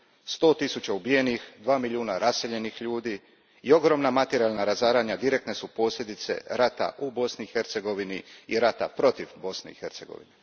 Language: Croatian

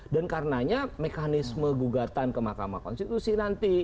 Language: Indonesian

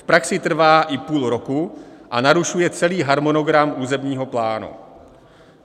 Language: Czech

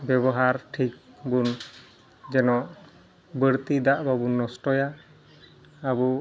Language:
Santali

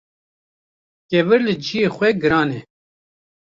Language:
Kurdish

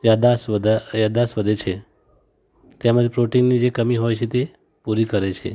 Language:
Gujarati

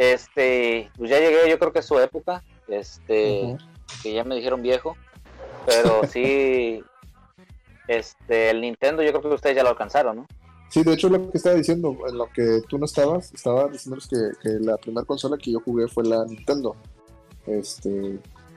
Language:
Spanish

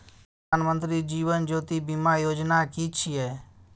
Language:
Maithili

